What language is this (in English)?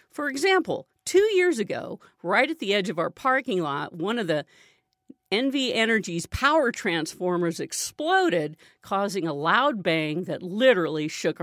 English